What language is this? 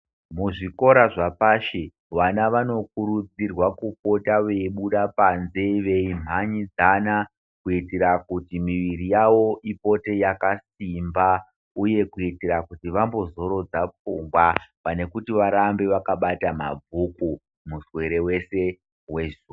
Ndau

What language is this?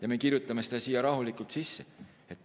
Estonian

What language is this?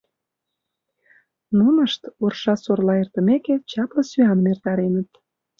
Mari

